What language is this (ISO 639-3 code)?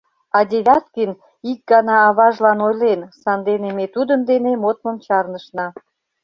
chm